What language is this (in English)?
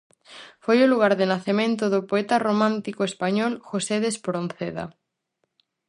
Galician